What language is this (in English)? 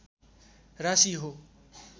Nepali